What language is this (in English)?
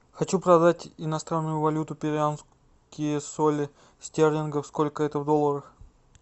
Russian